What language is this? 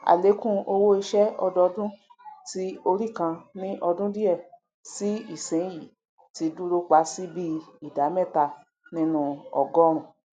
Yoruba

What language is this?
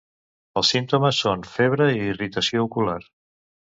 Catalan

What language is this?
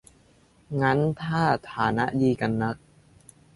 Thai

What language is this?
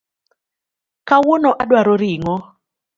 Luo (Kenya and Tanzania)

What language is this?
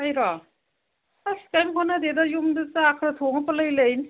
Manipuri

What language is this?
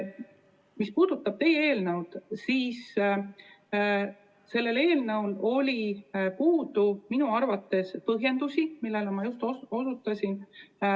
Estonian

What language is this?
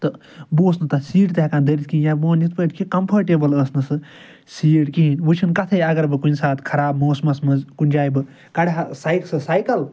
Kashmiri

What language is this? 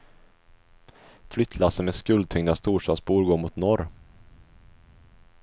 Swedish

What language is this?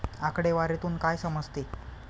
Marathi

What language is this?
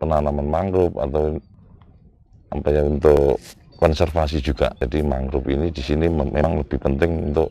Indonesian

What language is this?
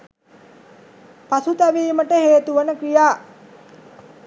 Sinhala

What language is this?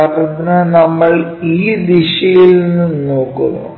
Malayalam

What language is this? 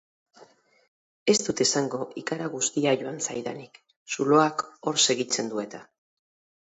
Basque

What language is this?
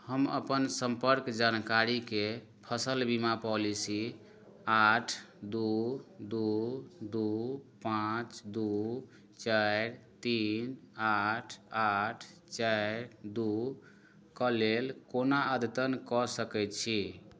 Maithili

